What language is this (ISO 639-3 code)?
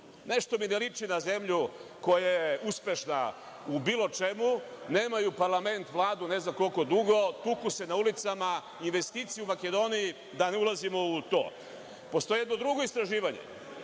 srp